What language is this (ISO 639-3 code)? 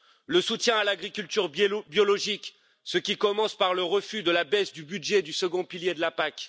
fra